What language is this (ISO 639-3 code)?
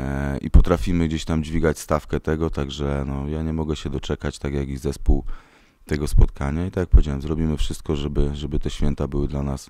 pol